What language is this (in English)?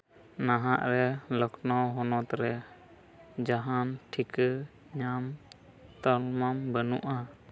Santali